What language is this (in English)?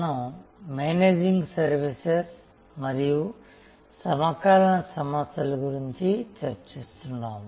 Telugu